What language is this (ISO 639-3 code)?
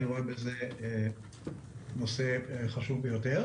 heb